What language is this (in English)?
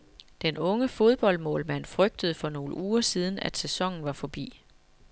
Danish